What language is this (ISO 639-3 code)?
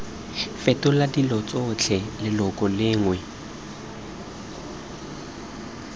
tsn